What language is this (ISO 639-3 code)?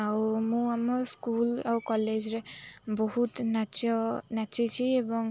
ori